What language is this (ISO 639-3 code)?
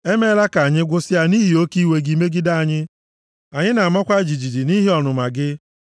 ibo